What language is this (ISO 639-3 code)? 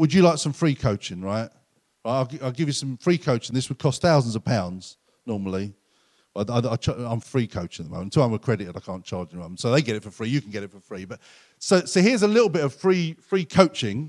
eng